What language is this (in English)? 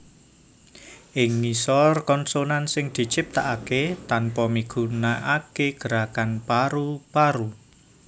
Javanese